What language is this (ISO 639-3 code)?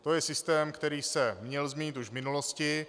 ces